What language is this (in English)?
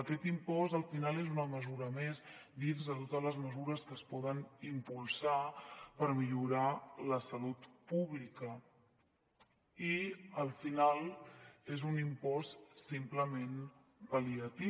Catalan